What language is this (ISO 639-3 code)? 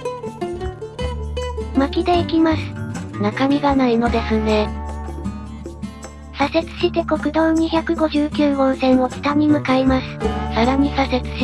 jpn